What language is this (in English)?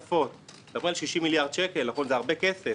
Hebrew